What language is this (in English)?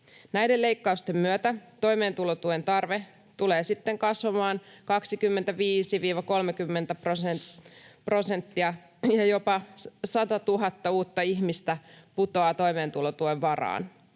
Finnish